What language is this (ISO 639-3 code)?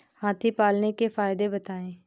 hin